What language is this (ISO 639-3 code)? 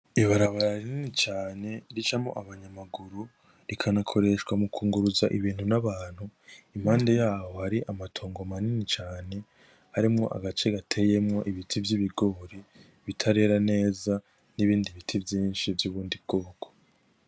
run